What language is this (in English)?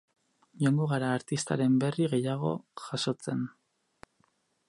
Basque